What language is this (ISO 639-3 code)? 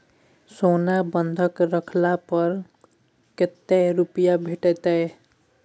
mai